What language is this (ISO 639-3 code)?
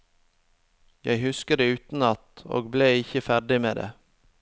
nor